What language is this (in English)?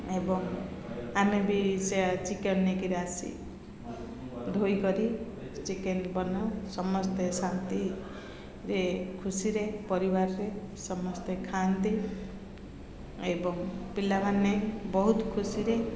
Odia